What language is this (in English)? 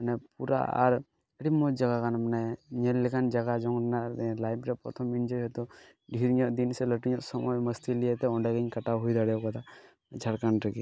Santali